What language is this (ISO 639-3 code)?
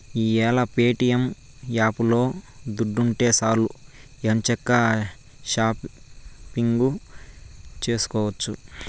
tel